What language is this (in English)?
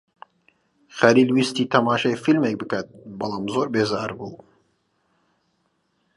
Central Kurdish